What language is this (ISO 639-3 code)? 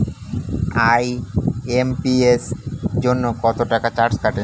ben